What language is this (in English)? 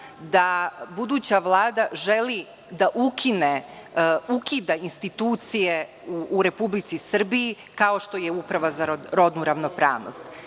Serbian